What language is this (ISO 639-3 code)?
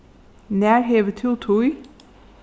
fao